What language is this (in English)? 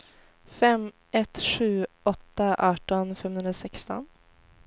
Swedish